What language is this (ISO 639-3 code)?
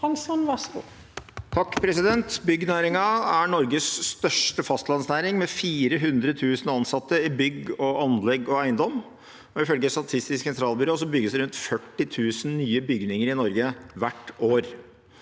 nor